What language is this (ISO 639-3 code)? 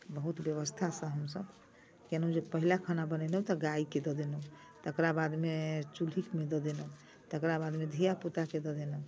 mai